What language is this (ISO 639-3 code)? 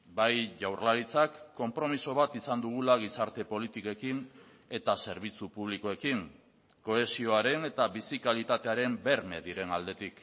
eus